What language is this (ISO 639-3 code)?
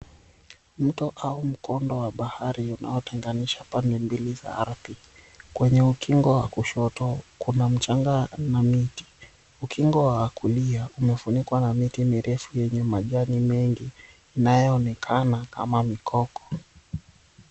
swa